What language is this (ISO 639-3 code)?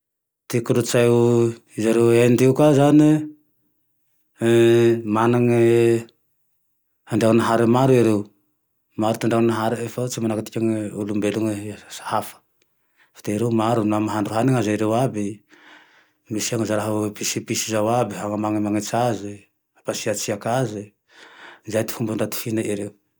tdx